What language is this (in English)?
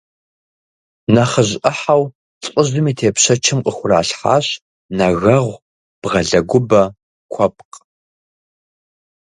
Kabardian